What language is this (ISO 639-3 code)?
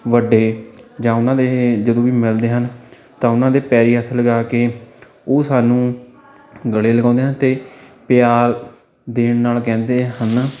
pan